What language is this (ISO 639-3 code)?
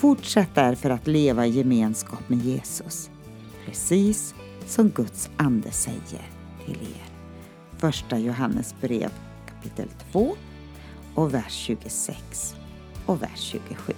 swe